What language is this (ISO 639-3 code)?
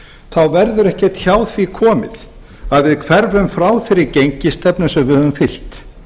isl